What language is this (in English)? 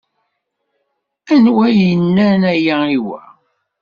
Kabyle